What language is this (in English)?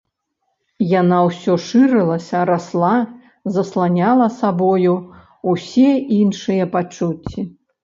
Belarusian